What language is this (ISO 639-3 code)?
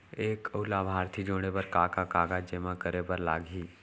hne